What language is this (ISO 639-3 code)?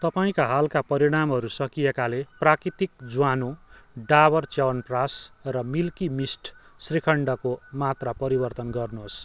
nep